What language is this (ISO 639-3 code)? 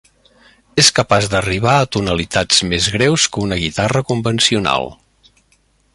cat